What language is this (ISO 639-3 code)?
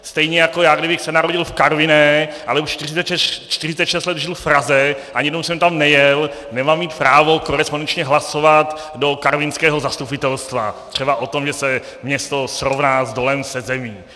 ces